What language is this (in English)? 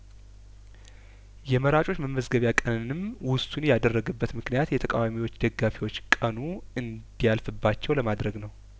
Amharic